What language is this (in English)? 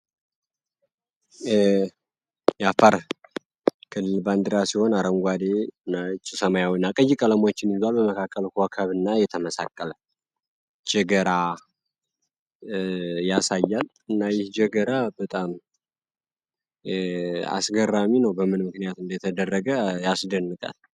Amharic